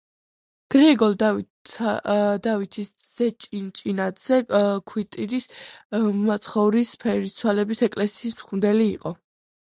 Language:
Georgian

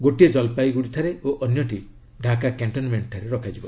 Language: Odia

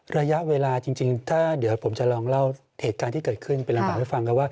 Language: Thai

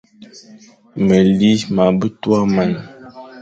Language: Fang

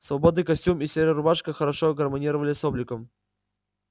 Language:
Russian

